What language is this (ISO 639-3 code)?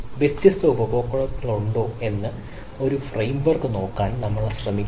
mal